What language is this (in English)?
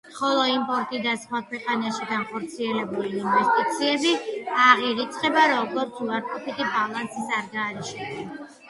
Georgian